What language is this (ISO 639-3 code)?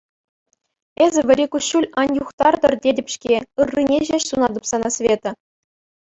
chv